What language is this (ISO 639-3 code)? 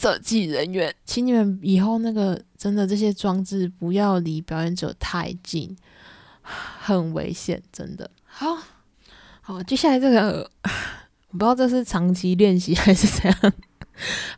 zho